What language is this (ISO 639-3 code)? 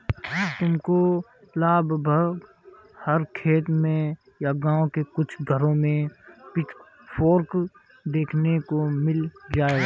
hin